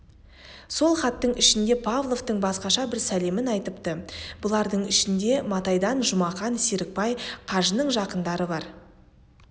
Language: Kazakh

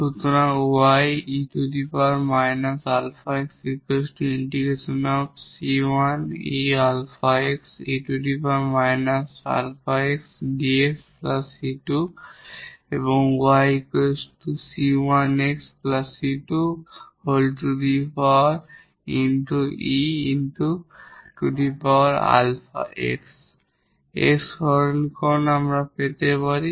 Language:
Bangla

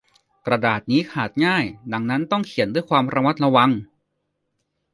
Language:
Thai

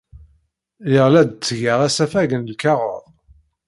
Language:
Kabyle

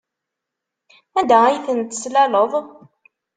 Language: Kabyle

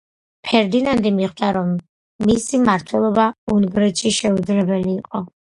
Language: Georgian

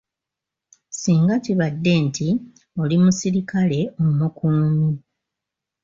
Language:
Ganda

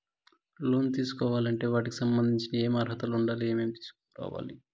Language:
Telugu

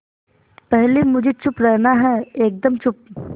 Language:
Hindi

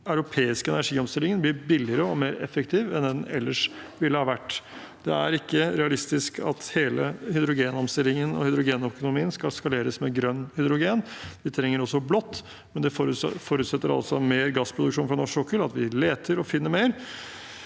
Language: Norwegian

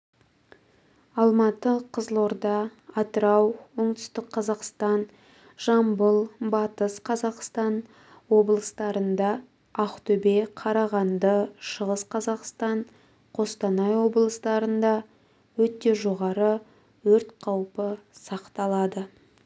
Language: Kazakh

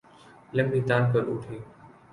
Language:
Urdu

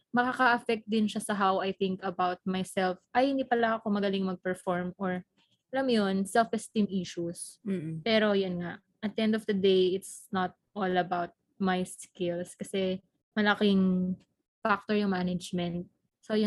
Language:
Filipino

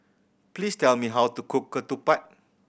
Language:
English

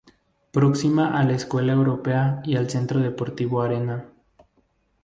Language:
Spanish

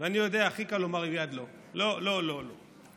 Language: Hebrew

